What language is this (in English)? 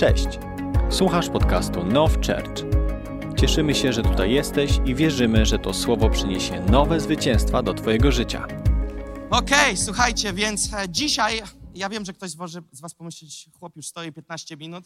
Polish